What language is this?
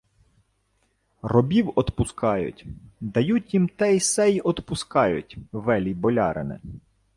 Ukrainian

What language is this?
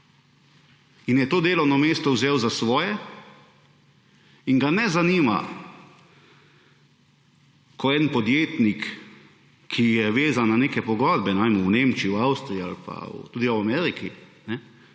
Slovenian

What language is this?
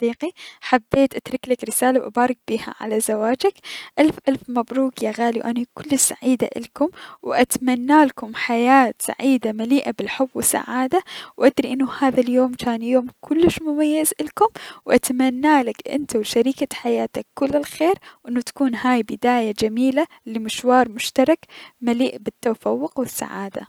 Mesopotamian Arabic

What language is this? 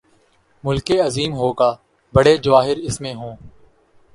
Urdu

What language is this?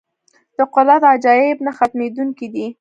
Pashto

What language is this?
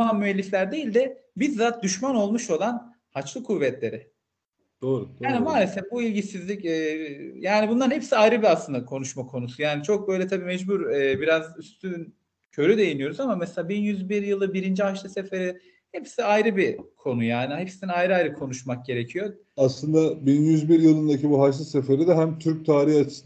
Turkish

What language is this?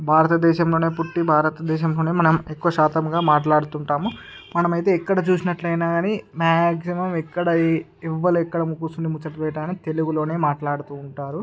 Telugu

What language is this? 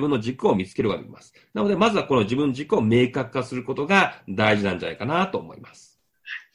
Japanese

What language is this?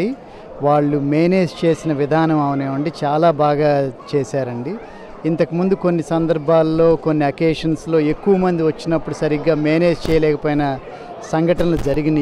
Telugu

